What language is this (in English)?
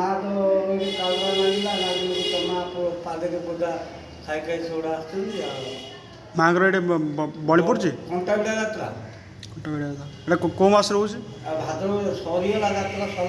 Odia